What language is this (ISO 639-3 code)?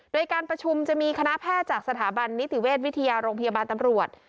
tha